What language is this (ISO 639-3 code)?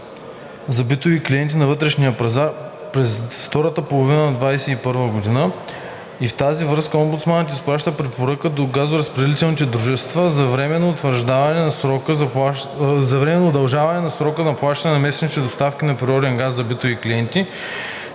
bul